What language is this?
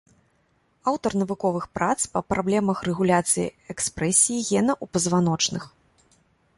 Belarusian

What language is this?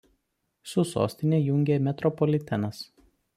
Lithuanian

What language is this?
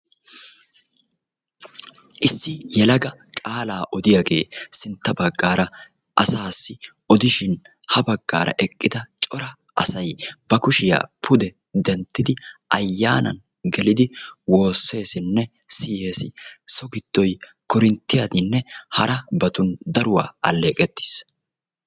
Wolaytta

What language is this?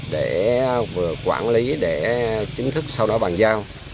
Vietnamese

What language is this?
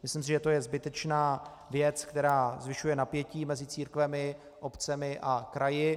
Czech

